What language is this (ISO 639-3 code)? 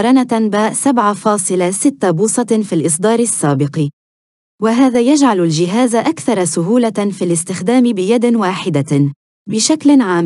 ara